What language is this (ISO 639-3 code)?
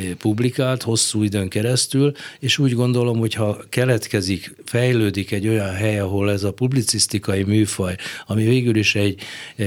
hun